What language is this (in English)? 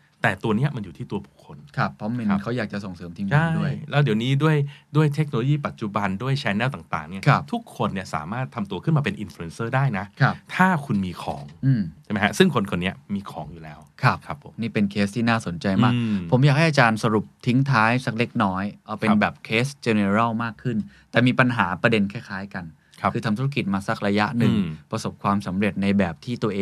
Thai